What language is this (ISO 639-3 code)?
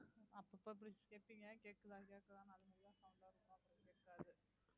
tam